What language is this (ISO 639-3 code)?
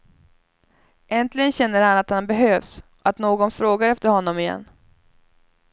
swe